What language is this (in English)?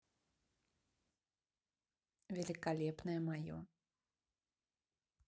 Russian